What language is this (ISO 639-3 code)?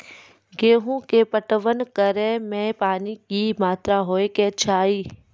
mai